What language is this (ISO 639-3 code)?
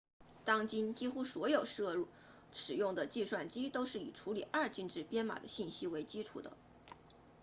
zho